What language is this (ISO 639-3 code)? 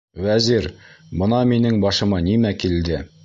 bak